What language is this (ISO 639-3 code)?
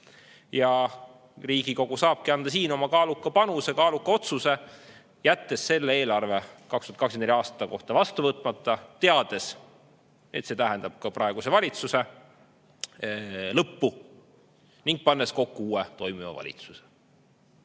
est